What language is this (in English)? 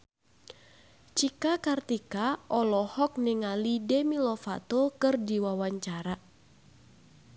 Sundanese